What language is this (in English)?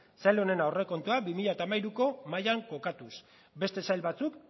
Basque